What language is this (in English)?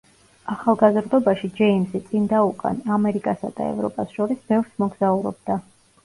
Georgian